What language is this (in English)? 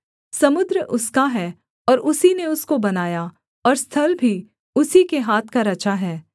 Hindi